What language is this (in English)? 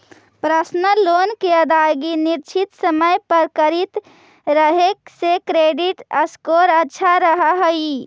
Magahi